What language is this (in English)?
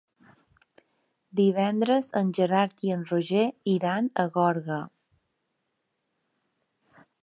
Catalan